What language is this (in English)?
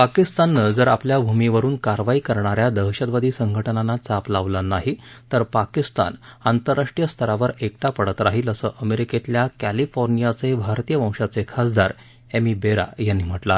Marathi